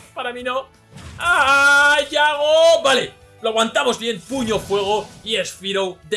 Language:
Spanish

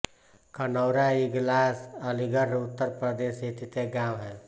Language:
Hindi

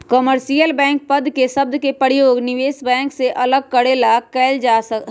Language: Magahi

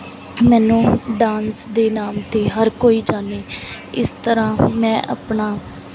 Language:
Punjabi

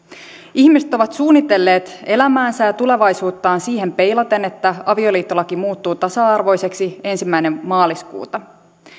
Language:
Finnish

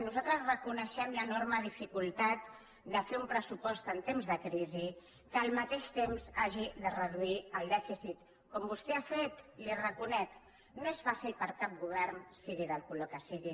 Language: Catalan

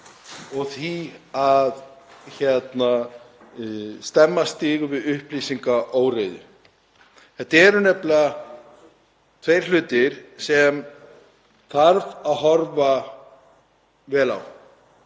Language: Icelandic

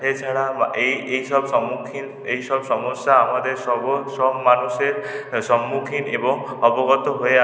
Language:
Bangla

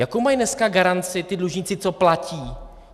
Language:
Czech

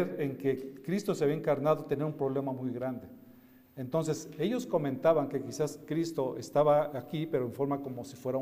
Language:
Spanish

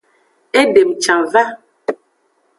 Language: Aja (Benin)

